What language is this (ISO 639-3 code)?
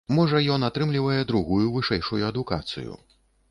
bel